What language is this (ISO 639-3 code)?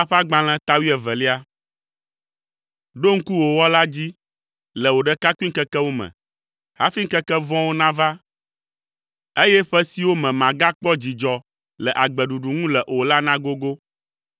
ewe